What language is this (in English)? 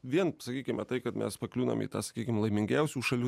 Lithuanian